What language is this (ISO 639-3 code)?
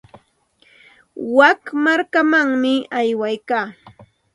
qxt